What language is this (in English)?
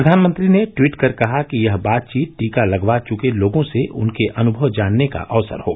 Hindi